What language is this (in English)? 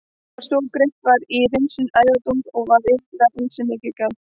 Icelandic